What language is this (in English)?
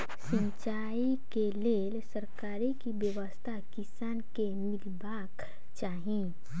Maithili